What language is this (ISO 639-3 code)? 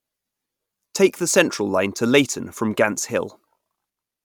eng